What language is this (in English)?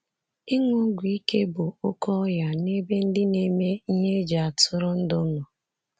Igbo